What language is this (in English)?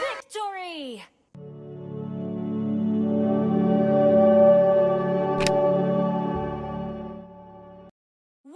Indonesian